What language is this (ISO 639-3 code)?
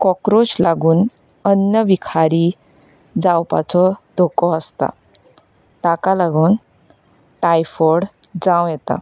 kok